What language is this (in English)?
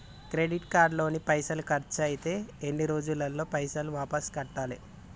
Telugu